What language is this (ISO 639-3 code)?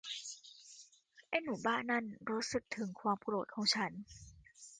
tha